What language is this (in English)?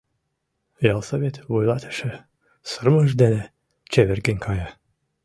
Mari